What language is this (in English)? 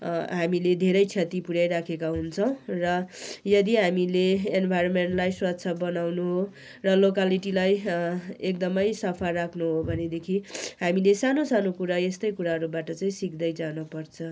Nepali